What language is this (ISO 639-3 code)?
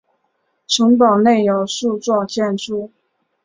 zho